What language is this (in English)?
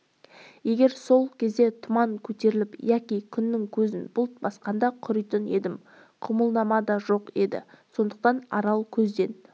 Kazakh